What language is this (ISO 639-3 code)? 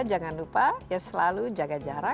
ind